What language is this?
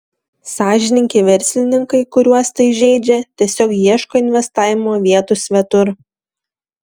Lithuanian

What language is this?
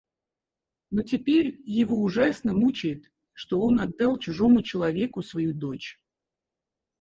Russian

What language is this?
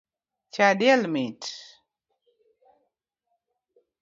Luo (Kenya and Tanzania)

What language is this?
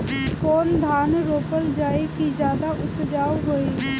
Bhojpuri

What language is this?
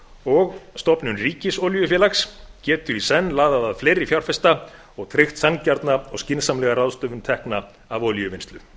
Icelandic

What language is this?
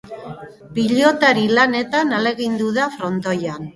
Basque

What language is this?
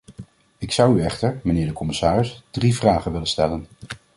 Dutch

